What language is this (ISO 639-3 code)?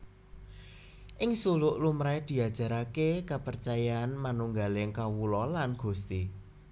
jav